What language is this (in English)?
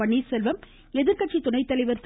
Tamil